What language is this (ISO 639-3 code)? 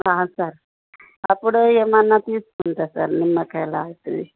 tel